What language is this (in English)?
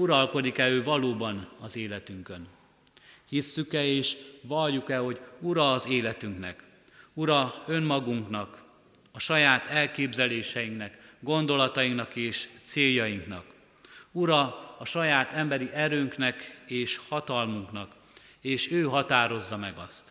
Hungarian